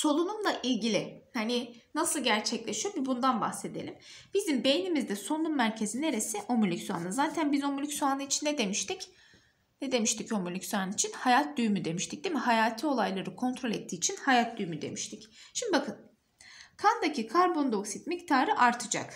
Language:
Turkish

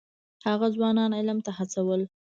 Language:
Pashto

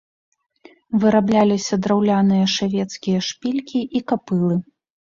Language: Belarusian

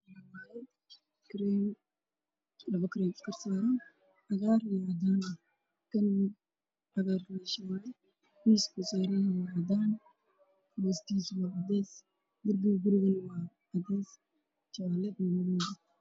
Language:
Somali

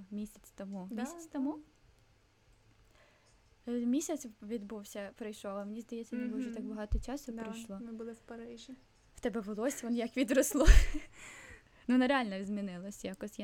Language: Ukrainian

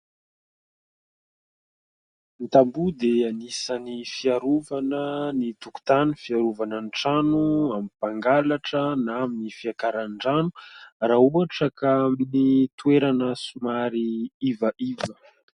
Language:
Malagasy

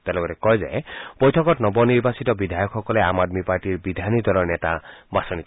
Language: Assamese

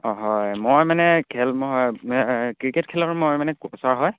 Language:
Assamese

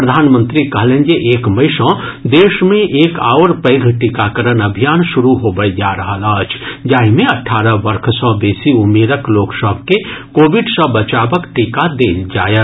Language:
Maithili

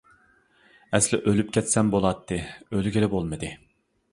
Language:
Uyghur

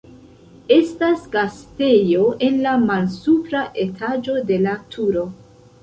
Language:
Esperanto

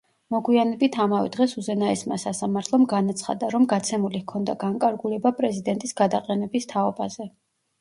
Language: Georgian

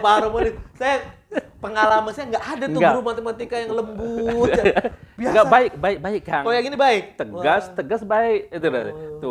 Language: Indonesian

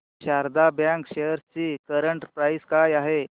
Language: Marathi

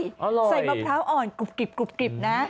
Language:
Thai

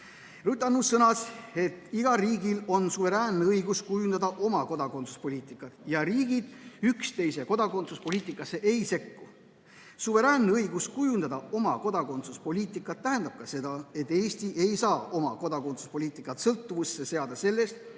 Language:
Estonian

